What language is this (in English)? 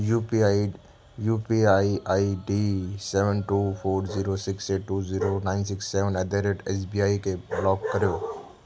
Sindhi